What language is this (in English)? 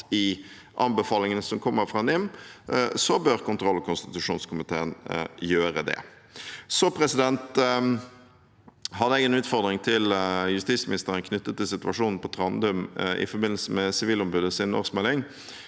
Norwegian